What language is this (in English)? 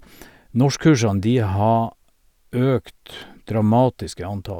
Norwegian